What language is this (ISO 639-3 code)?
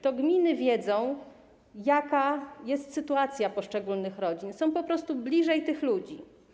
pol